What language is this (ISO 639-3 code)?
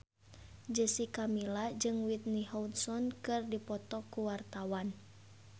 sun